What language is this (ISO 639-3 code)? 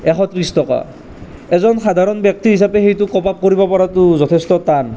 asm